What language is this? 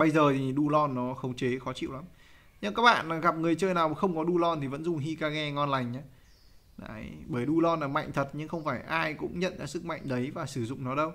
Vietnamese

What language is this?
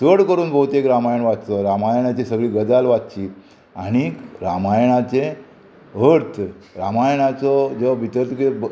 Konkani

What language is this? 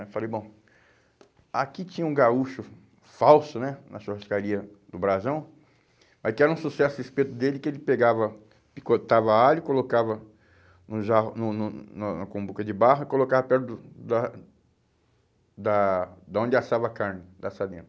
Portuguese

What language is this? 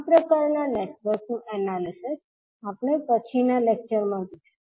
Gujarati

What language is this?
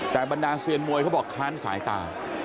Thai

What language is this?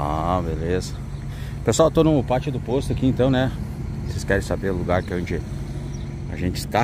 Portuguese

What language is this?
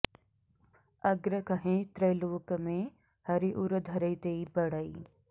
Sanskrit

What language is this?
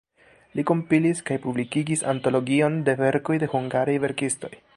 Esperanto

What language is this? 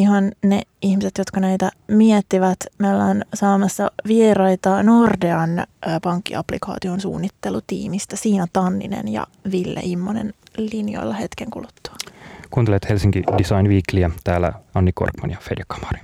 Finnish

